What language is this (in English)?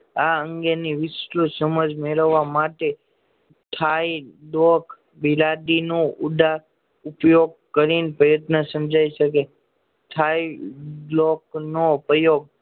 Gujarati